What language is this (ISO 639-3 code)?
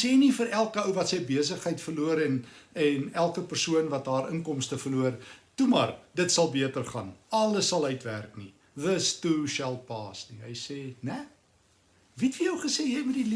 nld